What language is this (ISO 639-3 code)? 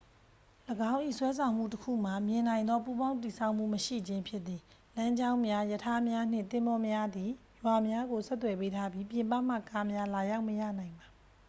mya